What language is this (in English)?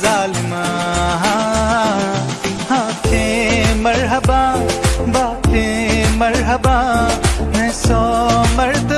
Hindi